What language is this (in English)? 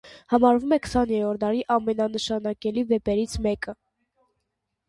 Armenian